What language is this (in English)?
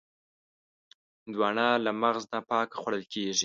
Pashto